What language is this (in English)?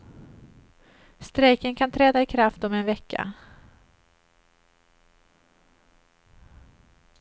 Swedish